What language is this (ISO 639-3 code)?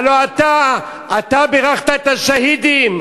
heb